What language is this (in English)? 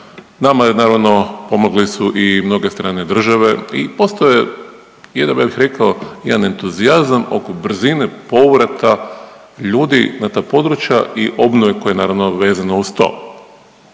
Croatian